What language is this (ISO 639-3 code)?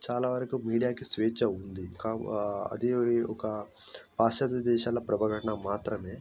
tel